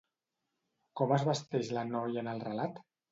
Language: Catalan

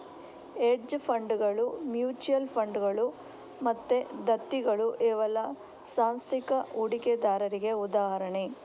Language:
Kannada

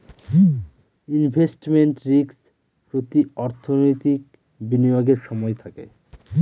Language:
Bangla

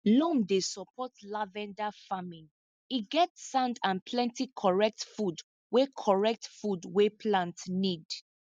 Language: Nigerian Pidgin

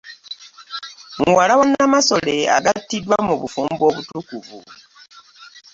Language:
Ganda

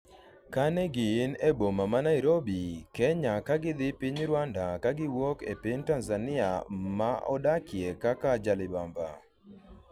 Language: Luo (Kenya and Tanzania)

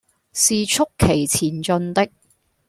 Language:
Cantonese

